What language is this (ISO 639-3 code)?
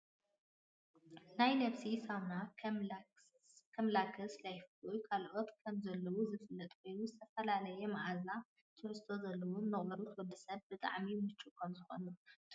tir